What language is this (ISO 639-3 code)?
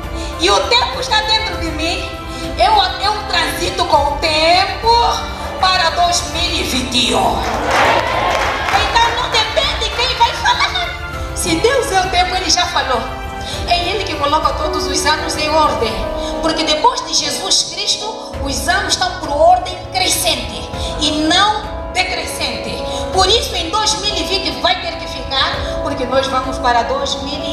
por